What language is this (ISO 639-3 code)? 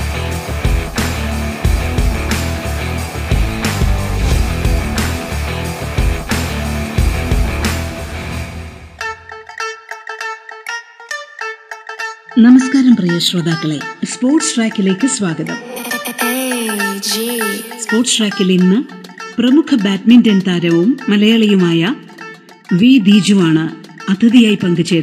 mal